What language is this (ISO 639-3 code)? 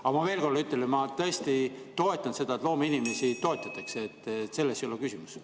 est